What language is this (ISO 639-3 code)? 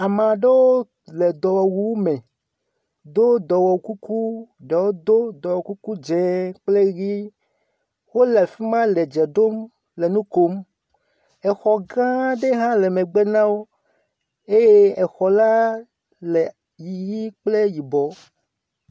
ewe